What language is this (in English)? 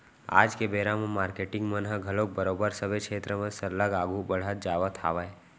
Chhattisgarhi